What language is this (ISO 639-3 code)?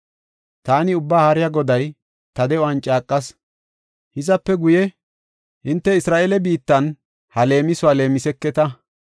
gof